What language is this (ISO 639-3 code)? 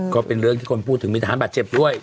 tha